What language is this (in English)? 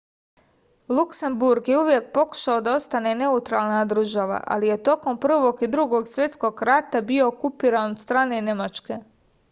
Serbian